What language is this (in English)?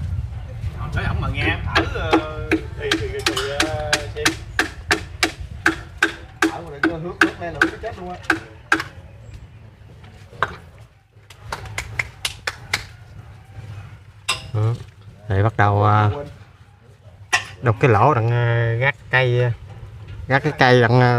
Vietnamese